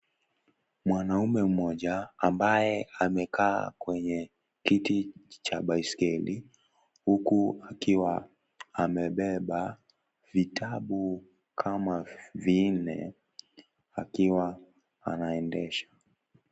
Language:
Swahili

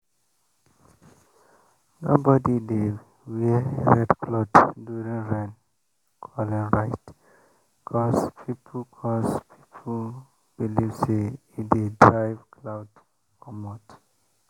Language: Nigerian Pidgin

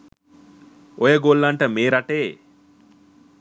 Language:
Sinhala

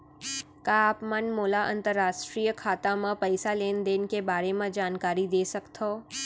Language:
Chhattisgarhi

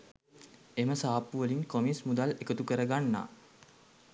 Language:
Sinhala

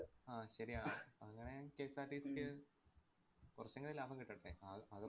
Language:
Malayalam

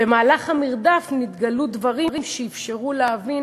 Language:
Hebrew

